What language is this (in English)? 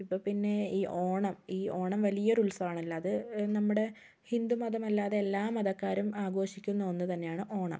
Malayalam